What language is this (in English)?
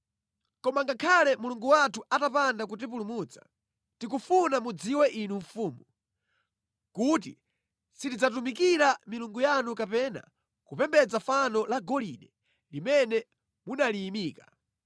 Nyanja